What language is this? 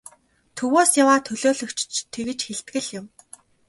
Mongolian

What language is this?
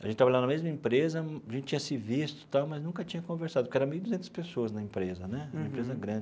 Portuguese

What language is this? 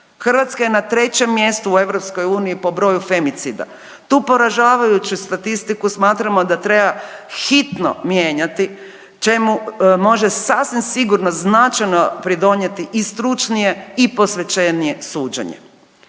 Croatian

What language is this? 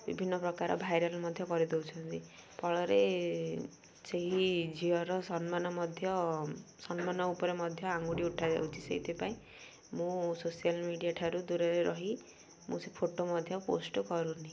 Odia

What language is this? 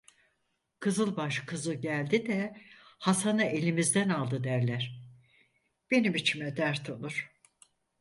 Turkish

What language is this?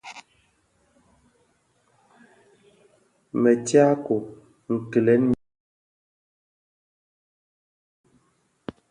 Bafia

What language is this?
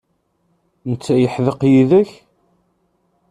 Kabyle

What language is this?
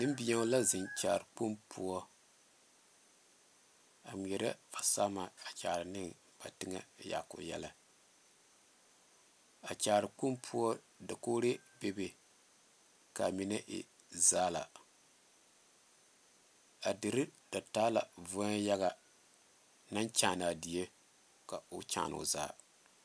Southern Dagaare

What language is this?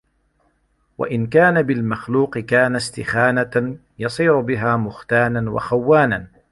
Arabic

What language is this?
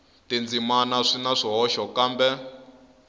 Tsonga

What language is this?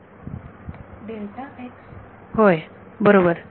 Marathi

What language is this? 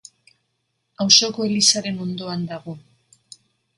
Basque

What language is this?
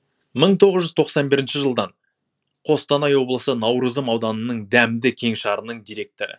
Kazakh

